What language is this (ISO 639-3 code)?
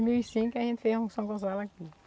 por